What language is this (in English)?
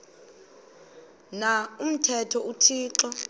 Xhosa